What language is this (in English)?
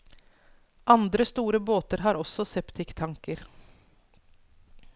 Norwegian